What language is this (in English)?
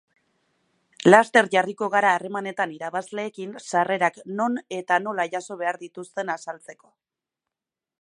Basque